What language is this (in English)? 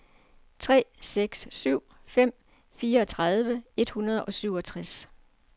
Danish